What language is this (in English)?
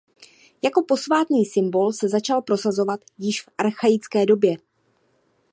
Czech